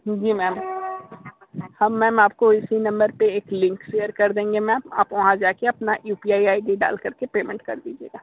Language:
Hindi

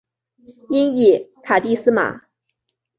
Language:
Chinese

